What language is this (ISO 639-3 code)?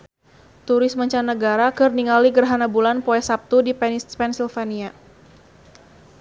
sun